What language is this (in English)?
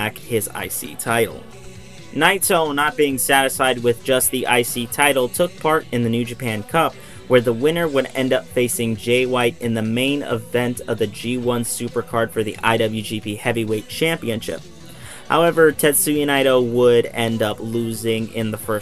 English